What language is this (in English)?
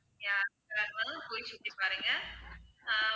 Tamil